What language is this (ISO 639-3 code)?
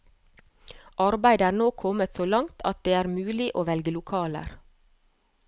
nor